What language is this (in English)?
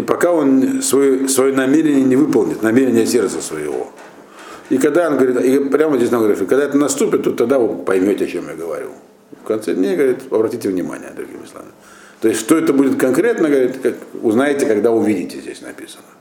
Russian